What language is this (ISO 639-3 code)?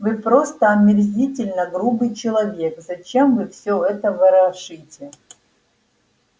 rus